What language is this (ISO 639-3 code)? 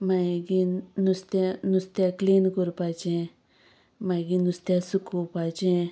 kok